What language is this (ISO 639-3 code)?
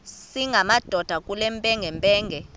xho